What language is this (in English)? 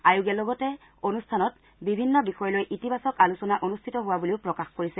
Assamese